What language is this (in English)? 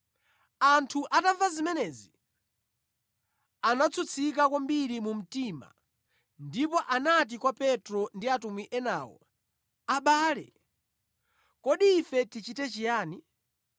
Nyanja